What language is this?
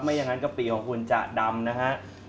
Thai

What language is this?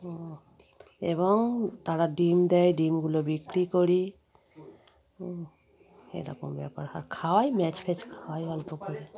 Bangla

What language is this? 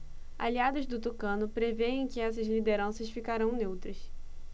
Portuguese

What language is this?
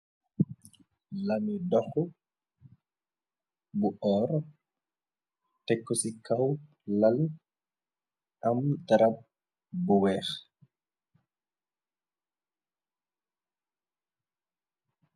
Wolof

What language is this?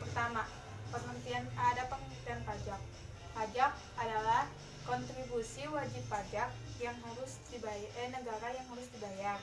Indonesian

